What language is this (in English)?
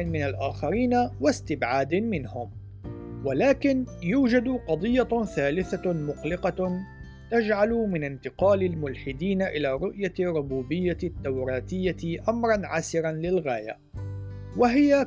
Arabic